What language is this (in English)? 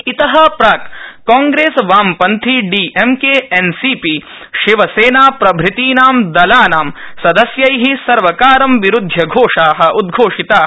Sanskrit